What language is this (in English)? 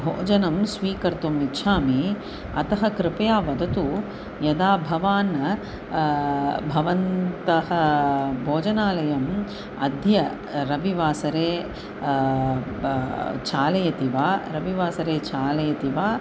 Sanskrit